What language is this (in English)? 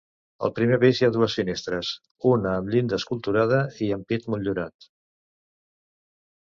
Catalan